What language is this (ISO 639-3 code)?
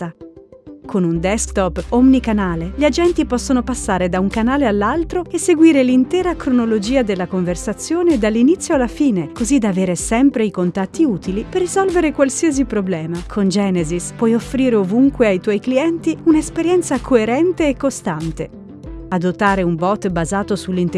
ita